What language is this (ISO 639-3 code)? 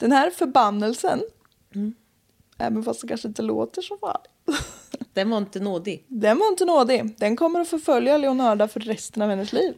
swe